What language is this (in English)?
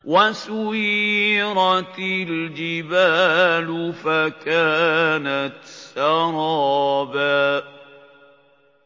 Arabic